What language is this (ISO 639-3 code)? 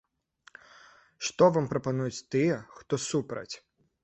bel